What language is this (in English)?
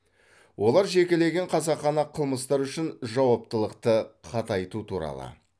Kazakh